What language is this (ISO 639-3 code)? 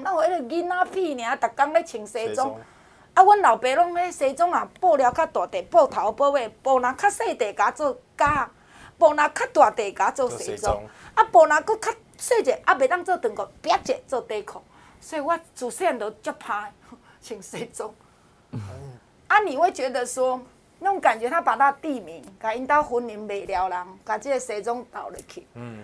zho